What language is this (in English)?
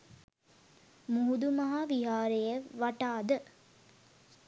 Sinhala